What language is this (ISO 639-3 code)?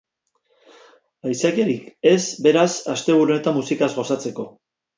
eus